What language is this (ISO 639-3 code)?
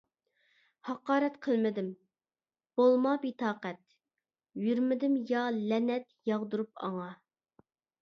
uig